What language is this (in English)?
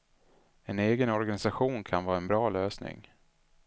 Swedish